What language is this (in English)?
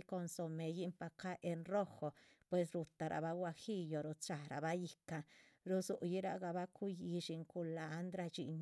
Chichicapan Zapotec